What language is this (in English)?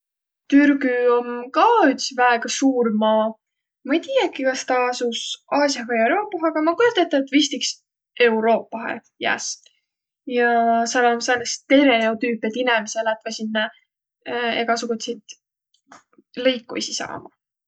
Võro